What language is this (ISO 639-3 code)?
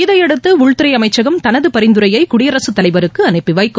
tam